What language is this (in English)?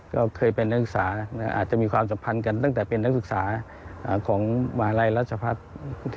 Thai